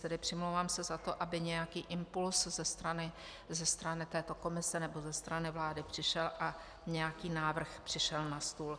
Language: Czech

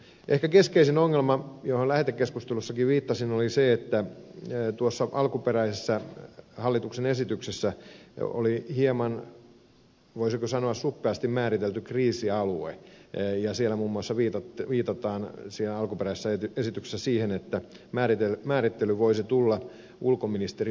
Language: Finnish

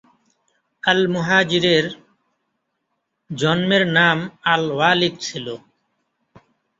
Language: Bangla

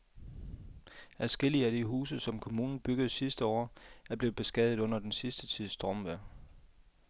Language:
Danish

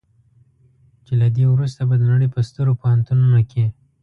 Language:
Pashto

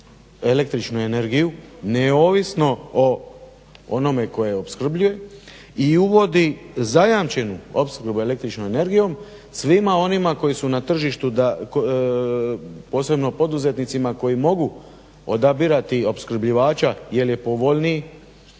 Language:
Croatian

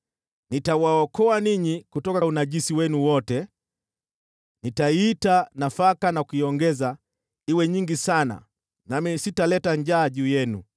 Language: Swahili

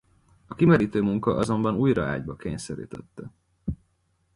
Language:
Hungarian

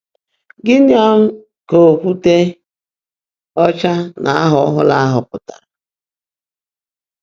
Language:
Igbo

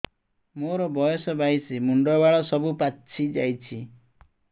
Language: Odia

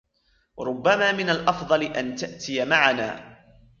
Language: Arabic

